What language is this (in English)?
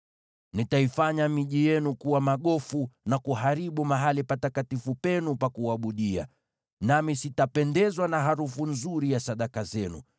Swahili